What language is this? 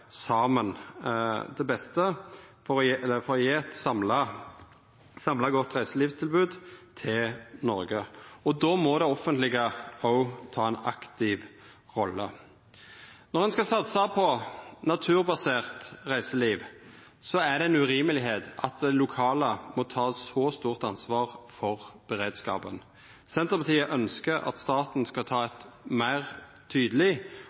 Norwegian Nynorsk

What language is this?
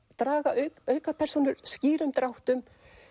Icelandic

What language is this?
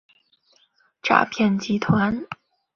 Chinese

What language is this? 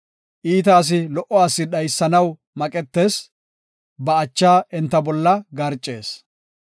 Gofa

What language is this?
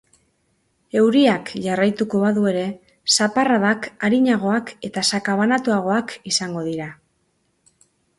Basque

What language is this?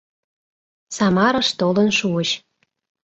Mari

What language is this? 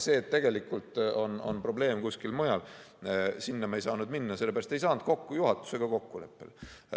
Estonian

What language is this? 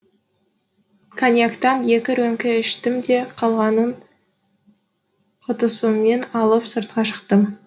Kazakh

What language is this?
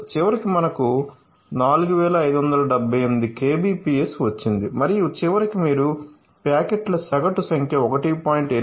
Telugu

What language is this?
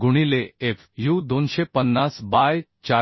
Marathi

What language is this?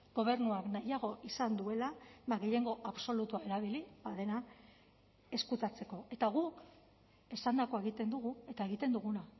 Basque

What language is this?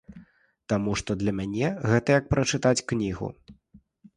Belarusian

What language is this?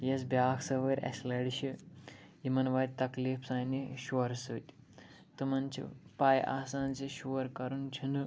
Kashmiri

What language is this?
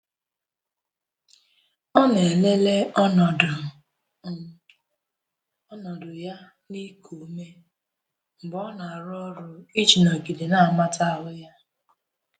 Igbo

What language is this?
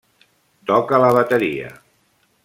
Catalan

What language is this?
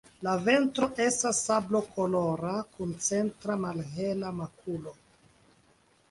Esperanto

